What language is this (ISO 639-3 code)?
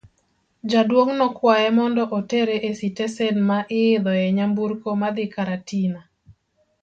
luo